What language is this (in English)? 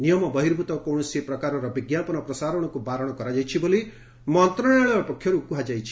Odia